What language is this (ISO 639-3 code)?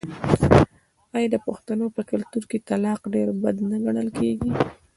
pus